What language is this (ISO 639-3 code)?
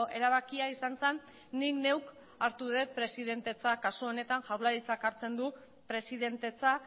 eus